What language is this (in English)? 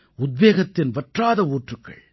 Tamil